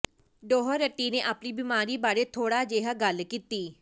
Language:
Punjabi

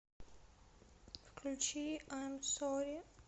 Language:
Russian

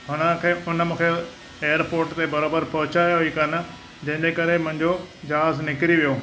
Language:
Sindhi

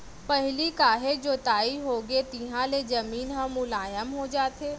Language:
Chhattisgarhi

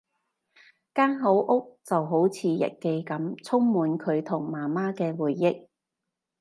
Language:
Cantonese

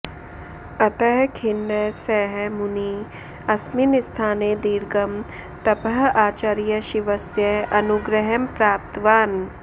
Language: Sanskrit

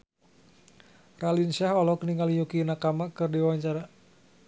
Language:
Sundanese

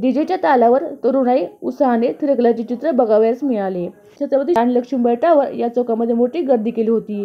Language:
Arabic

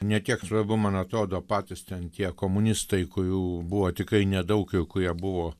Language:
Lithuanian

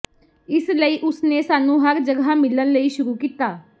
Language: Punjabi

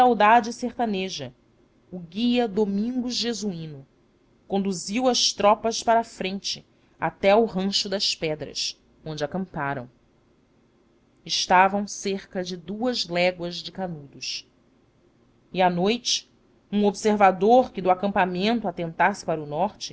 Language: Portuguese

